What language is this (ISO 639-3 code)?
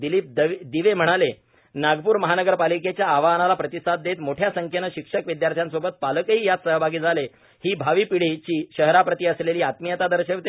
mar